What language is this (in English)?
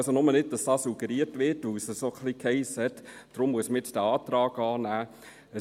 Swiss German